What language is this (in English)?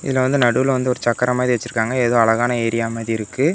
Tamil